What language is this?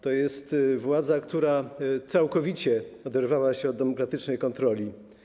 Polish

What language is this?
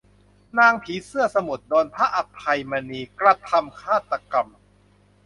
Thai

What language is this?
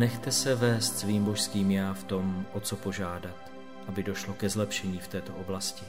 Czech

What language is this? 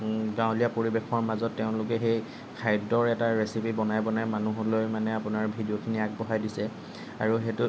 Assamese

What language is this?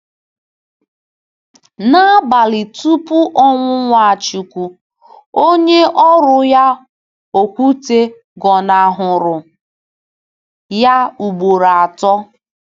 Igbo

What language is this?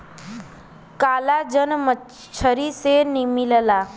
Bhojpuri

